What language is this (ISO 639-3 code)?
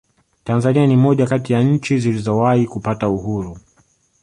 swa